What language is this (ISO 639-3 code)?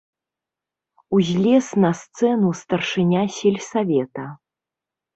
bel